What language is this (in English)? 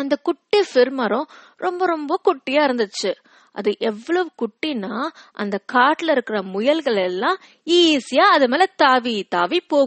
Tamil